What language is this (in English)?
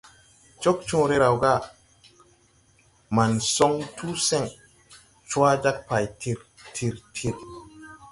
Tupuri